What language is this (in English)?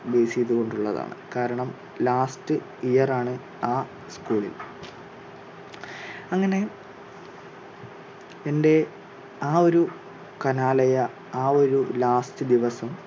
Malayalam